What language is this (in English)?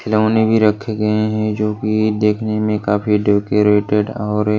Hindi